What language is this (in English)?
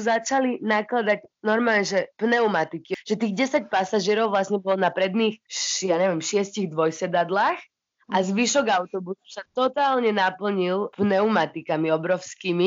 Slovak